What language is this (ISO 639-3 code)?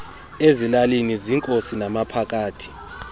xho